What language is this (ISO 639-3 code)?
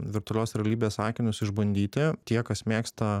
lit